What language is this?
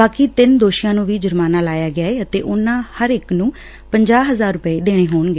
Punjabi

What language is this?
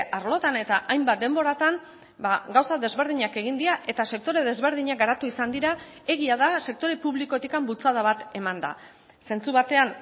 Basque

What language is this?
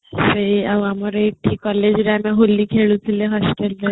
Odia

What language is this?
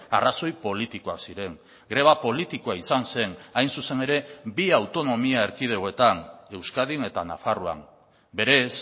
Basque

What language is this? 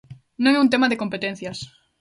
Galician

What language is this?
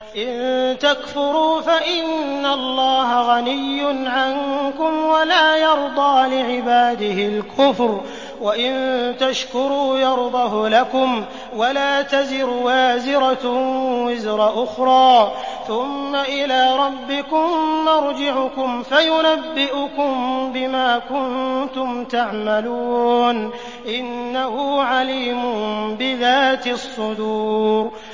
Arabic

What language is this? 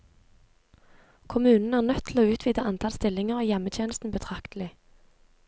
Norwegian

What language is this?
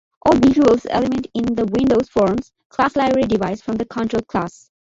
English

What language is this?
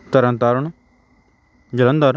Punjabi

